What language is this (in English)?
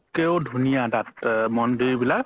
Assamese